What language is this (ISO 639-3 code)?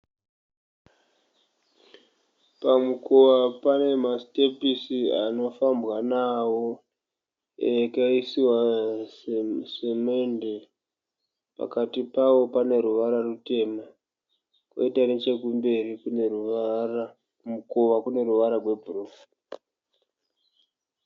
sna